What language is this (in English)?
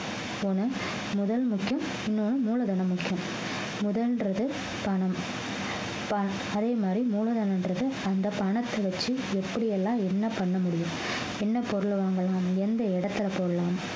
Tamil